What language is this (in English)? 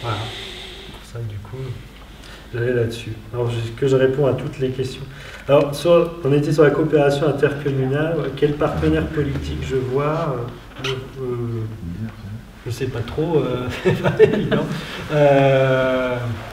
French